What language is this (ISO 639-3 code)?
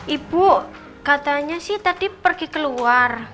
ind